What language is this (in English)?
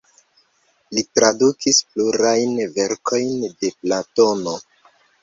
Esperanto